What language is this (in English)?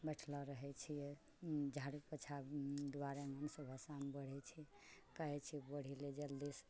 Maithili